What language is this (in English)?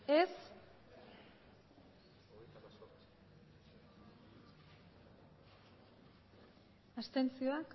Basque